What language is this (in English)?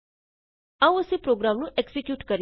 Punjabi